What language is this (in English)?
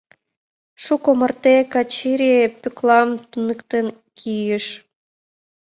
Mari